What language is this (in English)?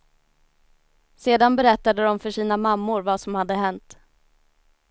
Swedish